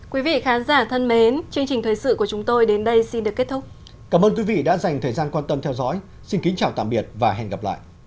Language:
Vietnamese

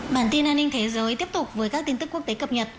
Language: Vietnamese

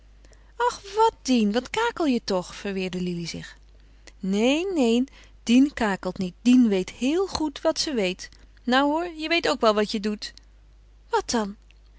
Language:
Dutch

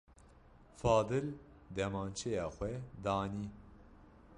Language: Kurdish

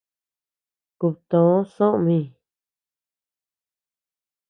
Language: Tepeuxila Cuicatec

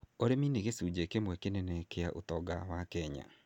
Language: Kikuyu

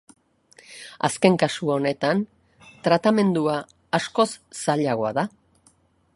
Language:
Basque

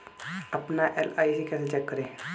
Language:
Hindi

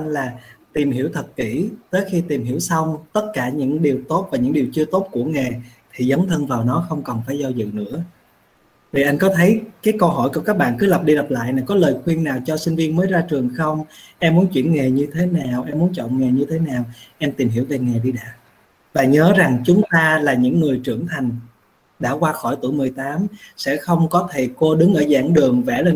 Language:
Vietnamese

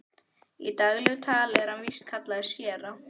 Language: Icelandic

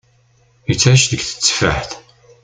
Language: Kabyle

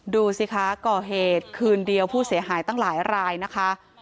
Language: Thai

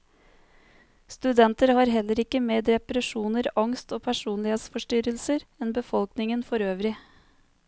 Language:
Norwegian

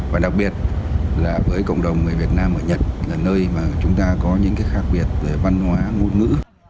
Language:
Vietnamese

